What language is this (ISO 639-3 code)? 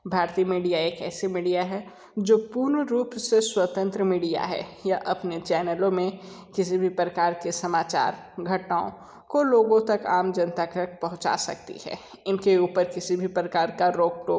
hin